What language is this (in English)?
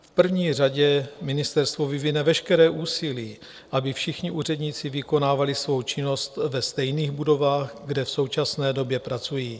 Czech